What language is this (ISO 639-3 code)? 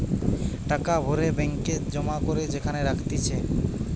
ben